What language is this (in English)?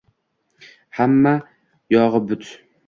Uzbek